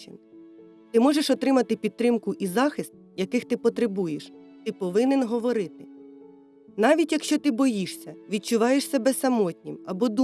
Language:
Ukrainian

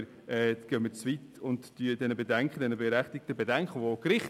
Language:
Swiss German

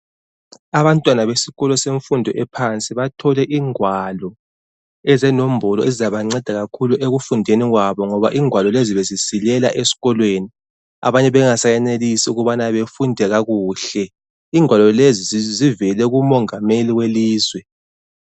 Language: North Ndebele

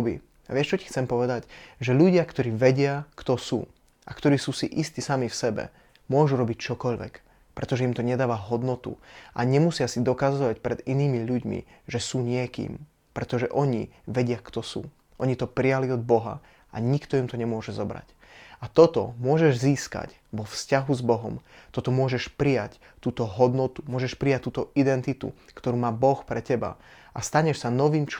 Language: Slovak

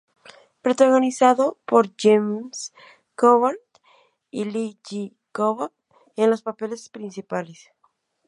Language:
Spanish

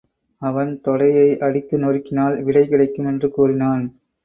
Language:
Tamil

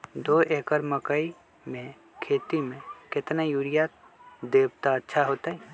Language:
Magahi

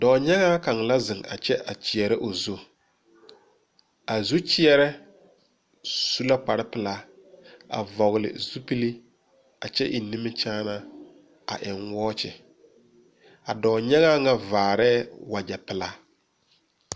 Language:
Southern Dagaare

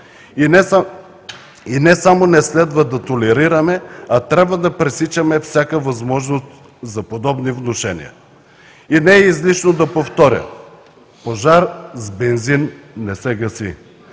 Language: Bulgarian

